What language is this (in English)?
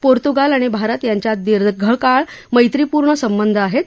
Marathi